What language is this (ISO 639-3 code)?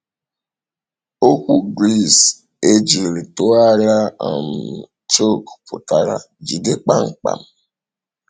ibo